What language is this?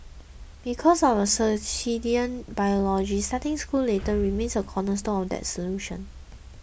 English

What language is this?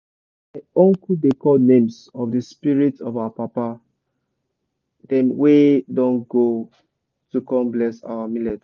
Nigerian Pidgin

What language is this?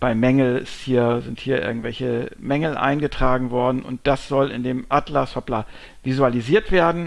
German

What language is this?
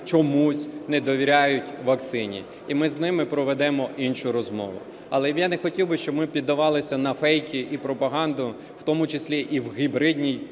Ukrainian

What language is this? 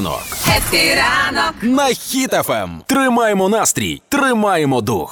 Ukrainian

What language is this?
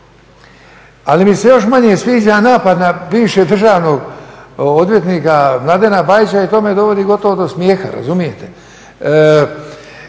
Croatian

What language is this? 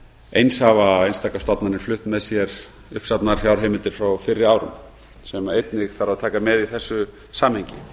Icelandic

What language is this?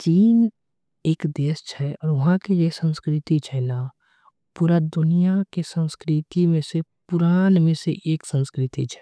Angika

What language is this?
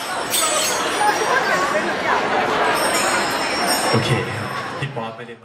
Thai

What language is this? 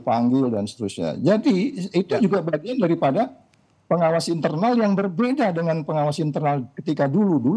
Indonesian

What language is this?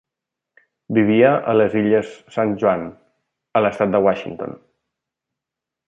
Catalan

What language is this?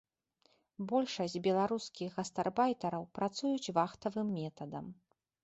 Belarusian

